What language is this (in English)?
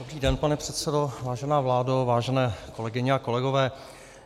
Czech